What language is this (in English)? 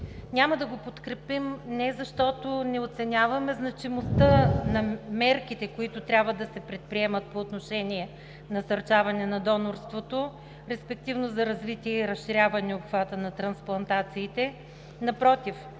Bulgarian